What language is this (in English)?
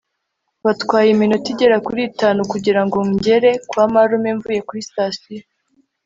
Kinyarwanda